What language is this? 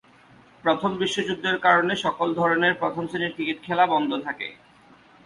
Bangla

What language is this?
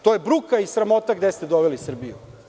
Serbian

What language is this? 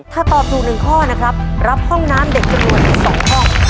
Thai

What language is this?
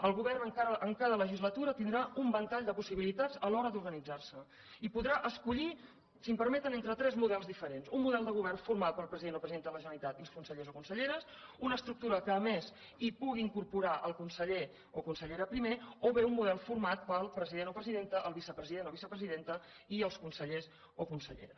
Catalan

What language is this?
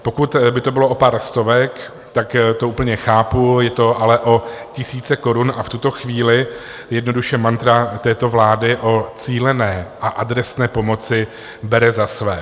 Czech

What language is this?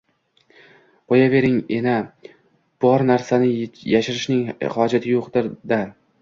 Uzbek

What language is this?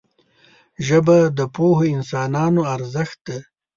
Pashto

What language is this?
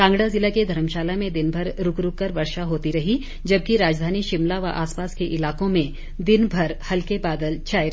Hindi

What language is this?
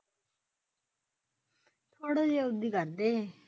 Punjabi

